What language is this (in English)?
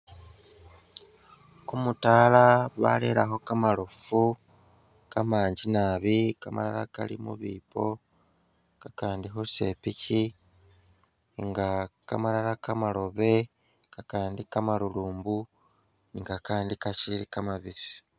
Masaaba